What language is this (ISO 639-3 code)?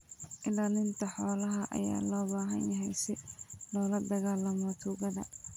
som